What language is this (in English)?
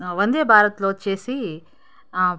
Telugu